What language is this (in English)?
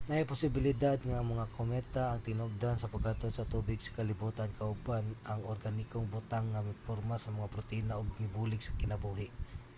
Cebuano